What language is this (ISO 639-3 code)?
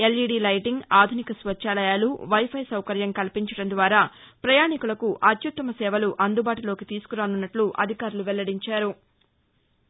tel